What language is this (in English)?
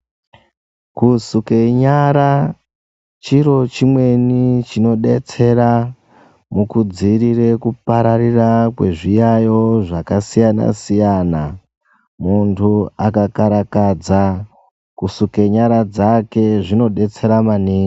Ndau